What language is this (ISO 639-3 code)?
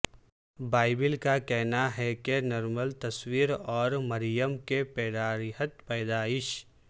urd